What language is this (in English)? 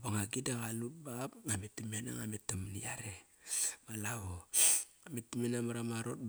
Kairak